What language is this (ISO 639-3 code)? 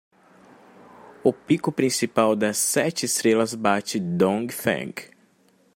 por